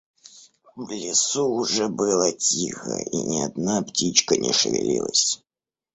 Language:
Russian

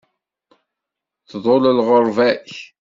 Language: Kabyle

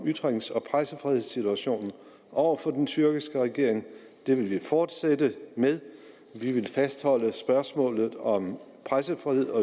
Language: Danish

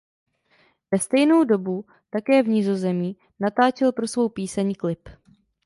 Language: Czech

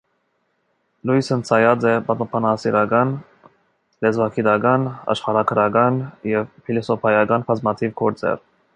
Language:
Armenian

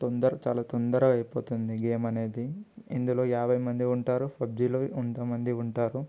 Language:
Telugu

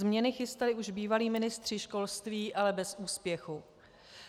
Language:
Czech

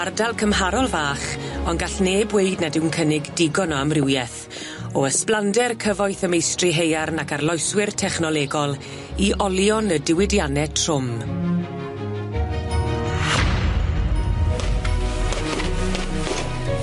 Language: Welsh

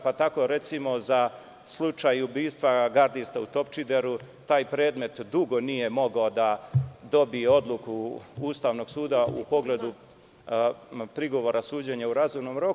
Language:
Serbian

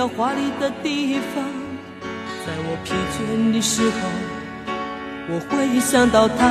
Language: Chinese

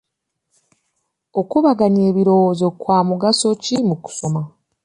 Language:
Ganda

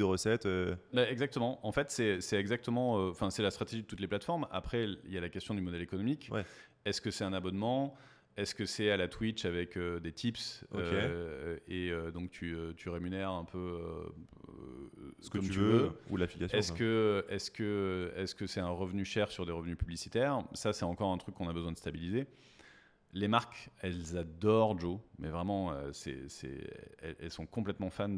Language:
French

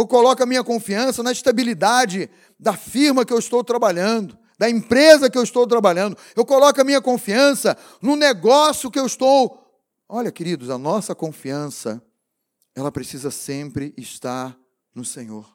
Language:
Portuguese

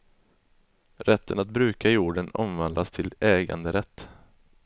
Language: Swedish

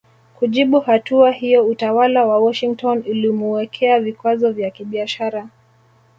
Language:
Swahili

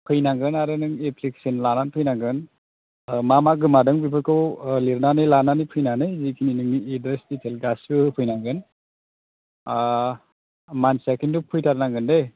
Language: Bodo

